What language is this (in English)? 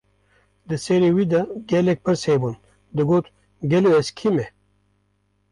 Kurdish